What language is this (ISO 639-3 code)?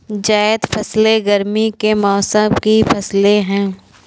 hin